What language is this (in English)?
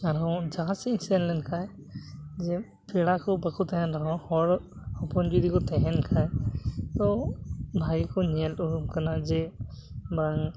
Santali